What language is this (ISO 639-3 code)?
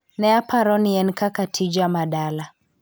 luo